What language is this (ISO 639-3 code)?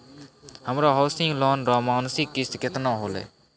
mai